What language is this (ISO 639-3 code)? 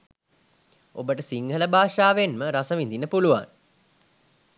sin